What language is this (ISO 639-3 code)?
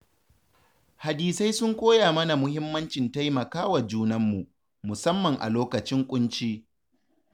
hau